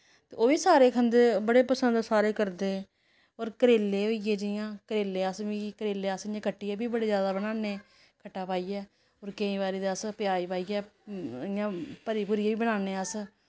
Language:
Dogri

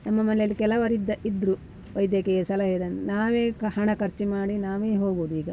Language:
Kannada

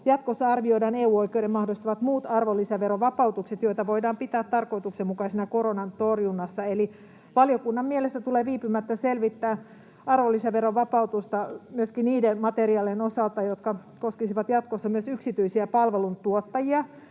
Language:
Finnish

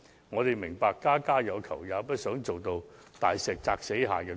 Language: Cantonese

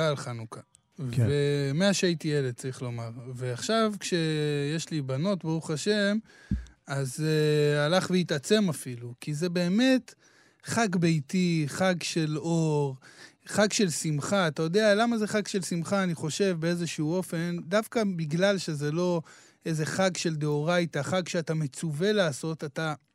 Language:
Hebrew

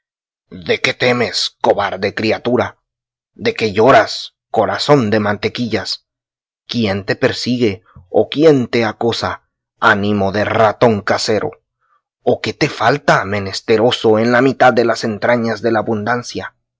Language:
Spanish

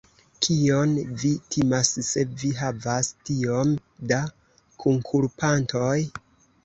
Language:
Esperanto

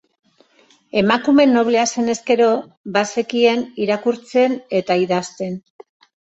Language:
Basque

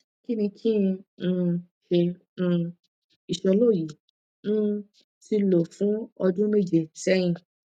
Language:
Yoruba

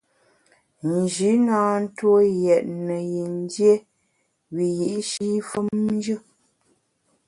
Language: Bamun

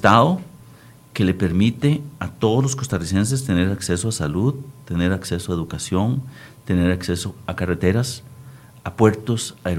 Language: Spanish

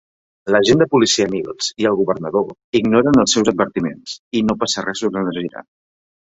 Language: Catalan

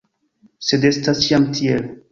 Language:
Esperanto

